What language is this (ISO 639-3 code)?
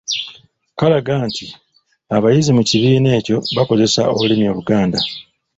lug